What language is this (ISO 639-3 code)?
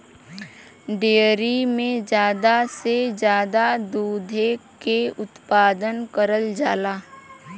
bho